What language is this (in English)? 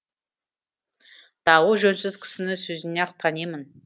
Kazakh